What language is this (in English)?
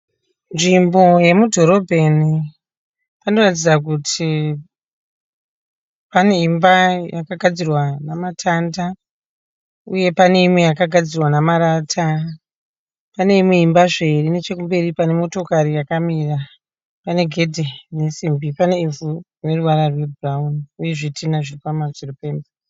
Shona